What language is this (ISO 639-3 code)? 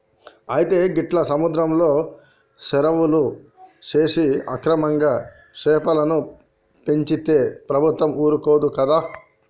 tel